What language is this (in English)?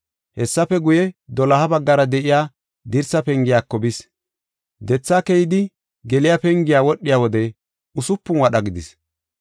Gofa